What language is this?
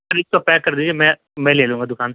Urdu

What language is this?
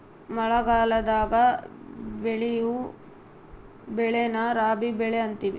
Kannada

